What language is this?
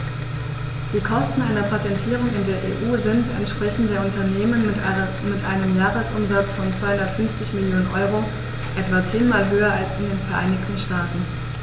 German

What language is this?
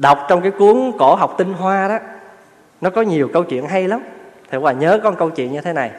Vietnamese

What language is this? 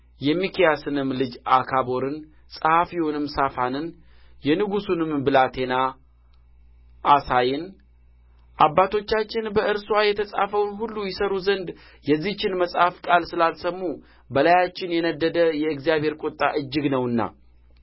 Amharic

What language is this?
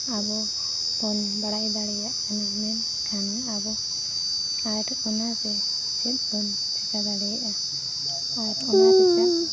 Santali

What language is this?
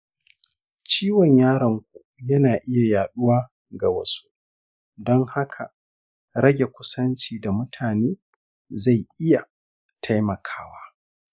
Hausa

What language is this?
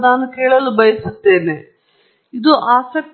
Kannada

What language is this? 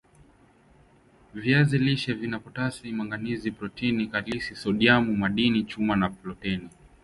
Swahili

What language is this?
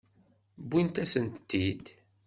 Kabyle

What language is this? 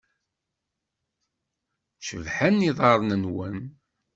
Kabyle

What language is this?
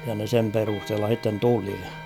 Finnish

